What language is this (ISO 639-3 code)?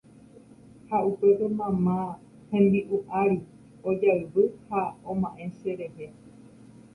grn